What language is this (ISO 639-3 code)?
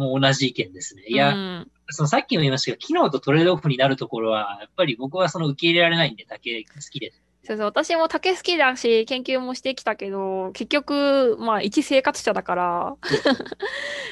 jpn